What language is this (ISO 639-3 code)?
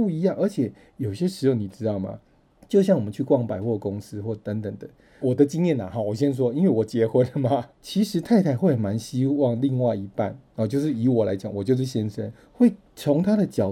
zho